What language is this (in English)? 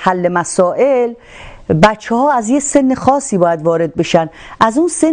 Persian